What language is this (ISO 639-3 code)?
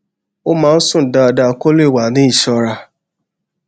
yor